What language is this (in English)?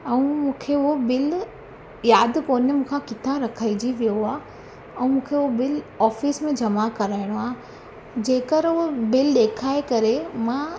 Sindhi